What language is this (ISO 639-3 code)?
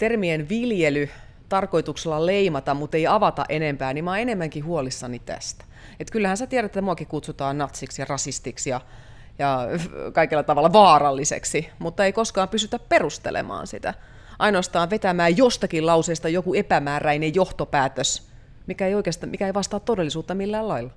fin